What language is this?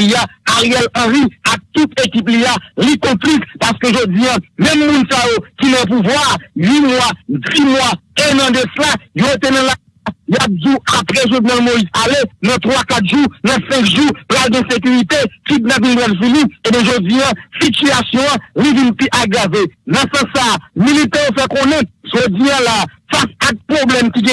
French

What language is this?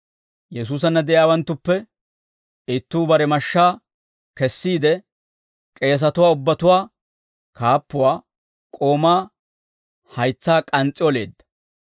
Dawro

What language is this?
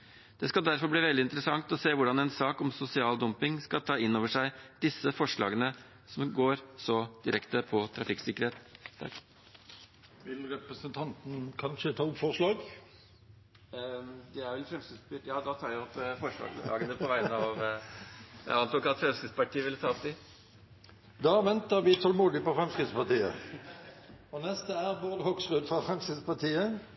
Norwegian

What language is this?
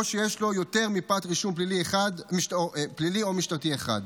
Hebrew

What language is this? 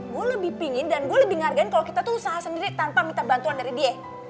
Indonesian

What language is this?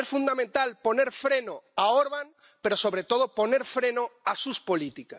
Spanish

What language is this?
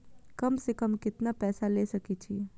Maithili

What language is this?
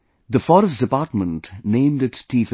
English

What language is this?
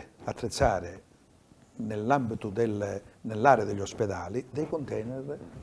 Italian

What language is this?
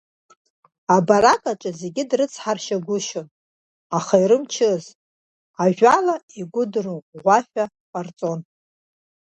Abkhazian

